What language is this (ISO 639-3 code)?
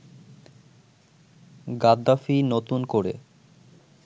ben